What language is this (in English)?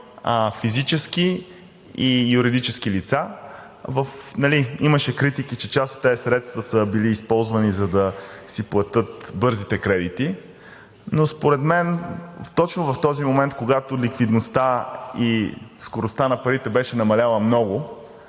Bulgarian